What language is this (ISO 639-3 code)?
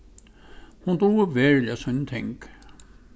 fao